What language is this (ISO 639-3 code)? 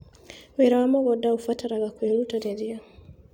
kik